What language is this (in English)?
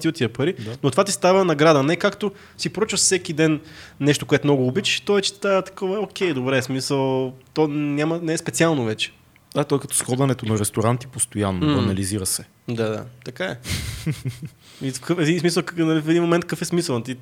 Bulgarian